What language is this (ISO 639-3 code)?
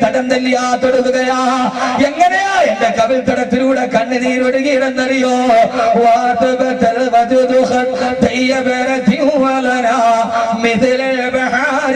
ara